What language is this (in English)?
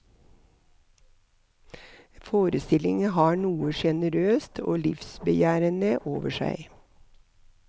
Norwegian